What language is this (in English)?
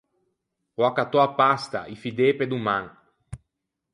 Ligurian